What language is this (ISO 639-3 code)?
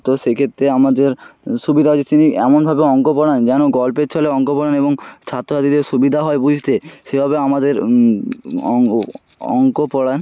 ben